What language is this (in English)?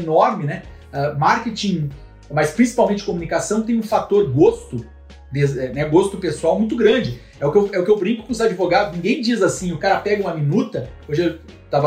Portuguese